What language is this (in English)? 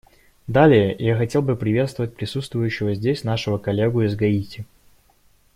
Russian